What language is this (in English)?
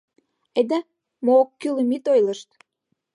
Mari